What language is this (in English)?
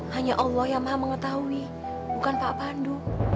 Indonesian